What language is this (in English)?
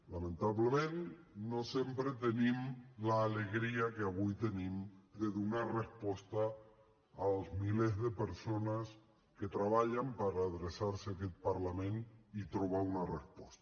Catalan